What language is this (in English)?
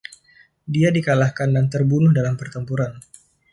Indonesian